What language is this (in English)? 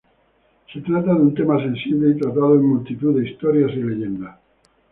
Spanish